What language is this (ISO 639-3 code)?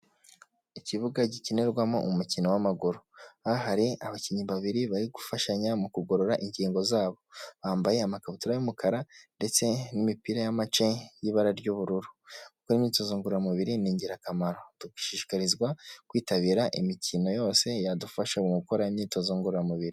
kin